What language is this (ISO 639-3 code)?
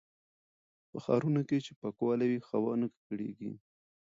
pus